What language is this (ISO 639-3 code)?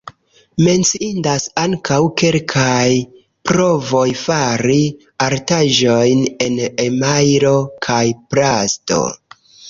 epo